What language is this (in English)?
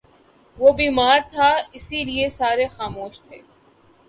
Urdu